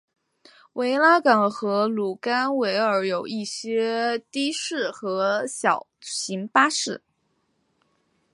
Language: Chinese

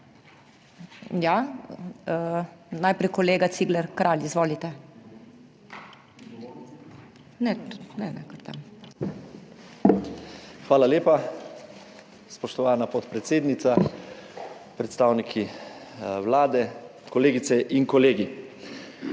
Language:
Slovenian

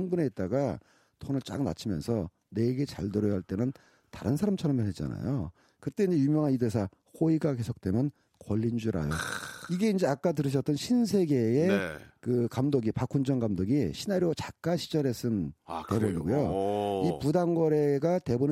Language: Korean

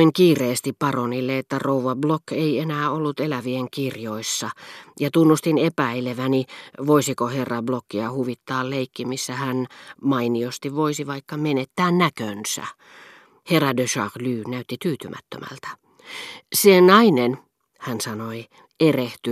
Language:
Finnish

